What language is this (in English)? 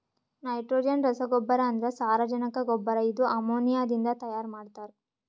Kannada